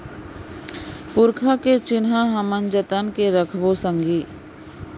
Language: Chhattisgarhi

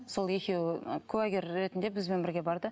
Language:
Kazakh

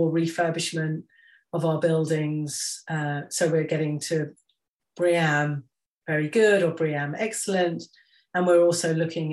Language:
English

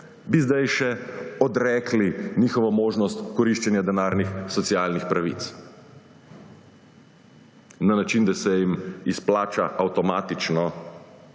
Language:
Slovenian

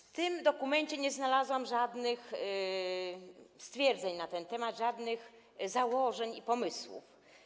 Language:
Polish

